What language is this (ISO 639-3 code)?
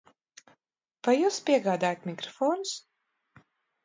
lav